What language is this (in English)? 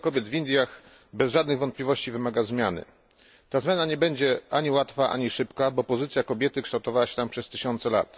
Polish